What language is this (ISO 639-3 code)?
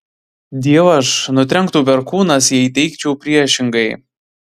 lit